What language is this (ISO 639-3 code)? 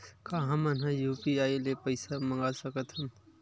hne